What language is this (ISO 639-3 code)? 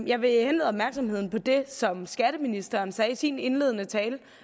dan